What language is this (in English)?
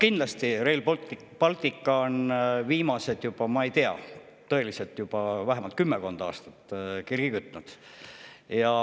Estonian